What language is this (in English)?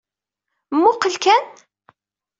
Kabyle